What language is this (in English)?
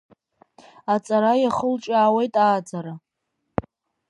Abkhazian